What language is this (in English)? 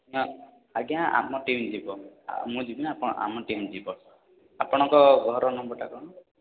Odia